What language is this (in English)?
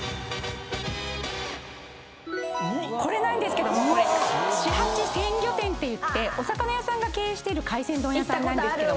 Japanese